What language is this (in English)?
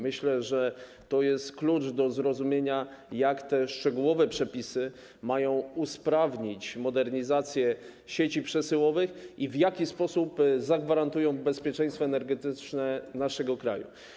Polish